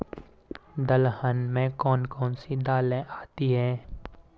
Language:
Hindi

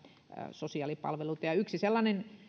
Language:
Finnish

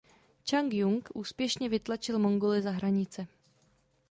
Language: Czech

